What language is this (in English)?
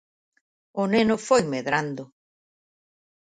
Galician